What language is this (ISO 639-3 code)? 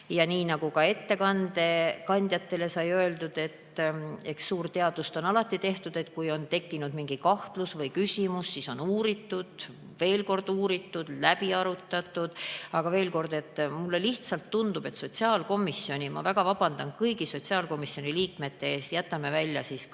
est